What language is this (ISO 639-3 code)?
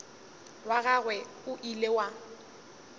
nso